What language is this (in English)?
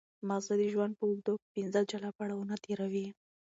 Pashto